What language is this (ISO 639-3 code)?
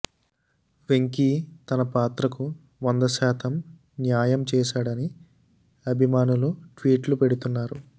tel